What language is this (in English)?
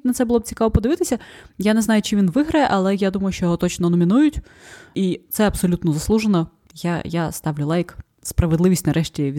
Ukrainian